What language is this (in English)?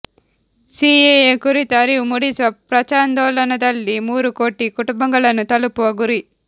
Kannada